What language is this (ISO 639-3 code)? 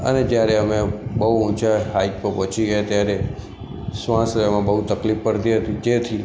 guj